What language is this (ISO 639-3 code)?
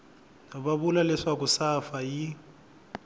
tso